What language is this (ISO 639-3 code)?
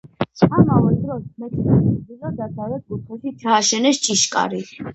kat